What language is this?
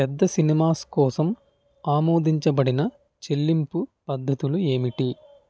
Telugu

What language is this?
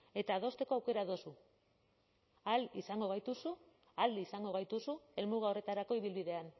Basque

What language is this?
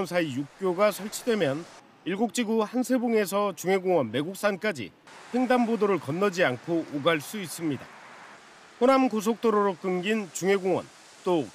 Korean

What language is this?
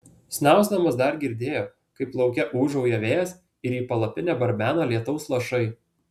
Lithuanian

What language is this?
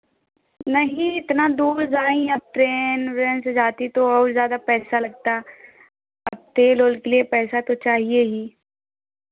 Hindi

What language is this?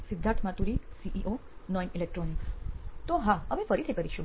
Gujarati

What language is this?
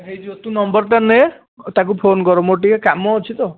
Odia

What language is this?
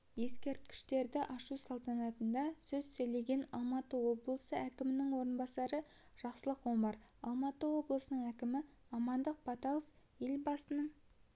Kazakh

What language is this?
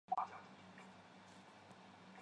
Chinese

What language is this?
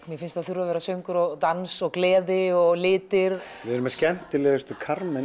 Icelandic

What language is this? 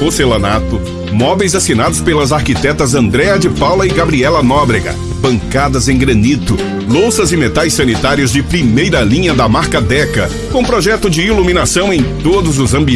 Portuguese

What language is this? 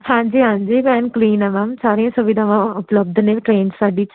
Punjabi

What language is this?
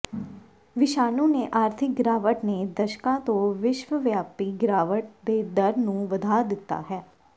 Punjabi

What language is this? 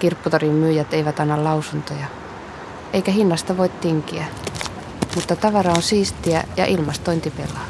Finnish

